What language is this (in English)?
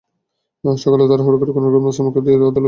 Bangla